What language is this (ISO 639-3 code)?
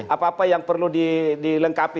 ind